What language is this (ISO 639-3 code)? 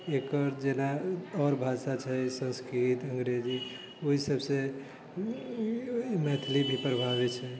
mai